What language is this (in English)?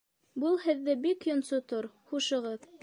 Bashkir